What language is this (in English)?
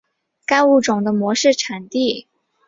Chinese